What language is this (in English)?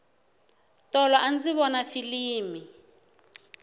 Tsonga